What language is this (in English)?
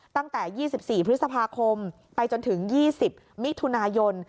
Thai